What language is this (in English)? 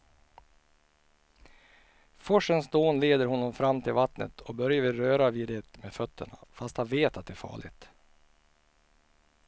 Swedish